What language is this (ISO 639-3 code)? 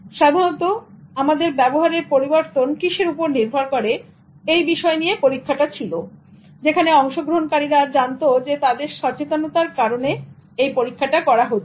ben